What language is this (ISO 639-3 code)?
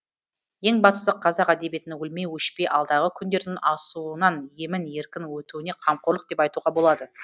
kaz